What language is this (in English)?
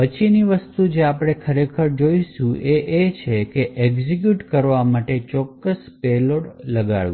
Gujarati